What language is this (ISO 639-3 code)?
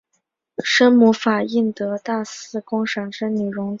zho